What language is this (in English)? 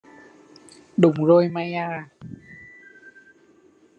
Vietnamese